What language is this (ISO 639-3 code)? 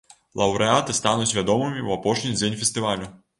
bel